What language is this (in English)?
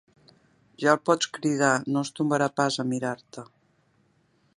Catalan